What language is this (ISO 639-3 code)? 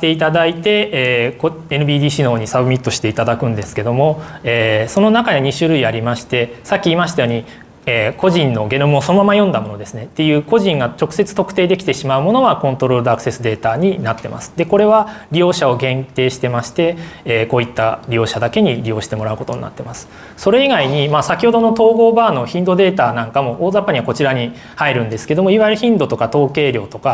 jpn